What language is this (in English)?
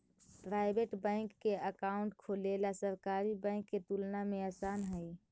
Magahi